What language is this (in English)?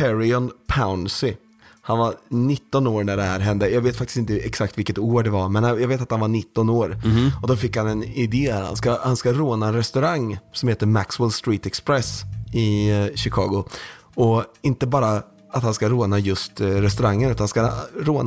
Swedish